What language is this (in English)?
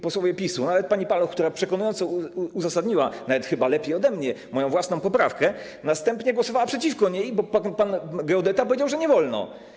Polish